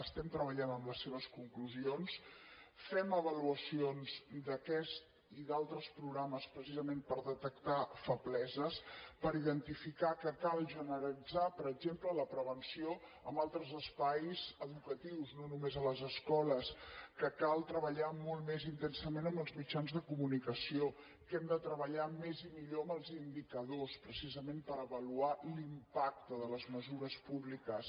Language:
Catalan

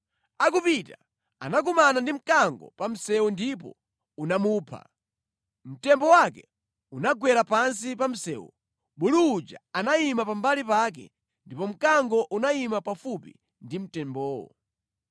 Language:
Nyanja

